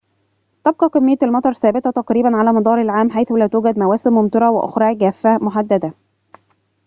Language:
Arabic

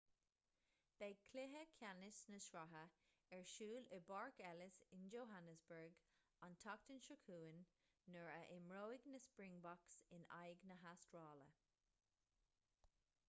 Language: Irish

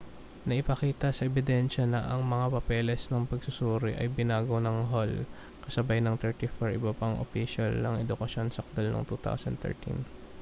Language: Filipino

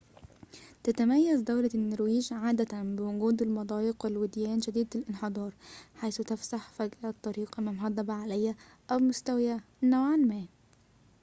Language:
Arabic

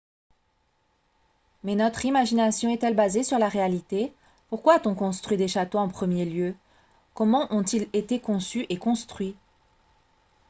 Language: French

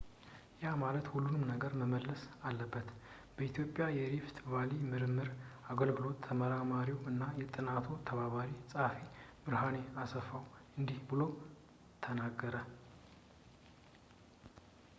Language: Amharic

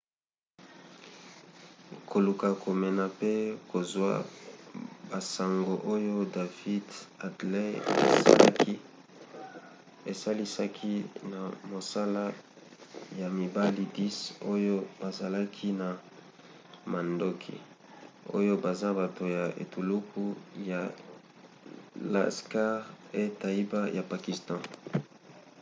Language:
Lingala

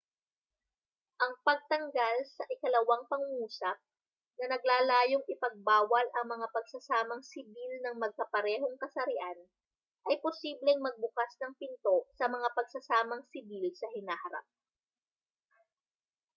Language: Filipino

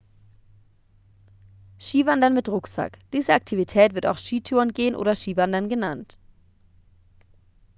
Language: German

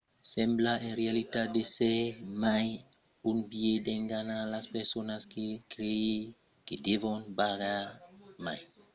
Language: Occitan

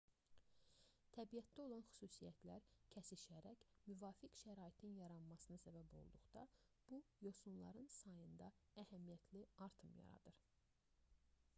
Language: Azerbaijani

